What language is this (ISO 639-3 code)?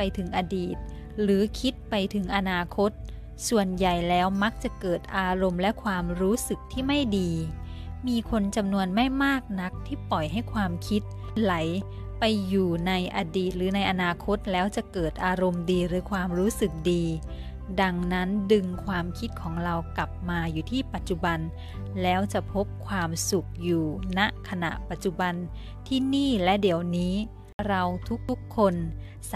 tha